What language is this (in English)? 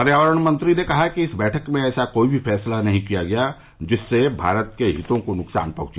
Hindi